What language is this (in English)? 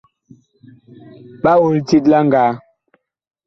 Bakoko